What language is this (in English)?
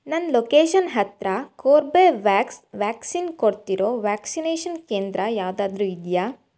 Kannada